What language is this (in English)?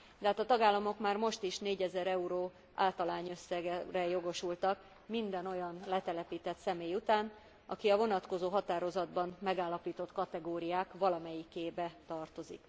Hungarian